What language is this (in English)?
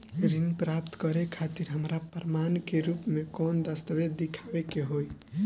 Bhojpuri